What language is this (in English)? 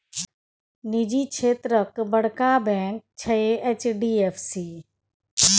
Maithili